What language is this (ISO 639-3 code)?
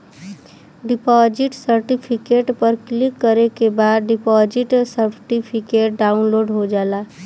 bho